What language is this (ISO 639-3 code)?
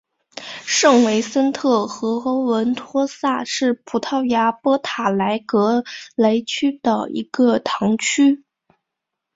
zho